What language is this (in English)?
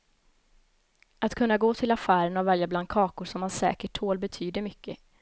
Swedish